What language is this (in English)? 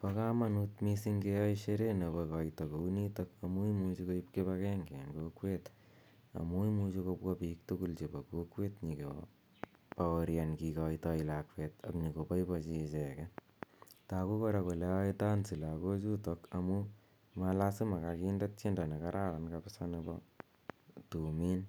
Kalenjin